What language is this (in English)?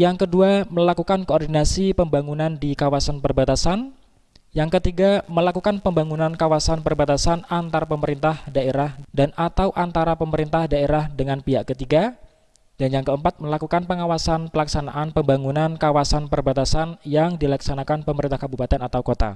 Indonesian